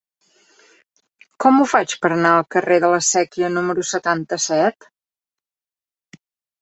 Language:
Catalan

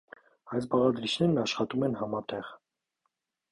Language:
Armenian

